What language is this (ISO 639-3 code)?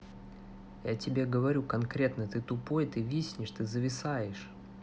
rus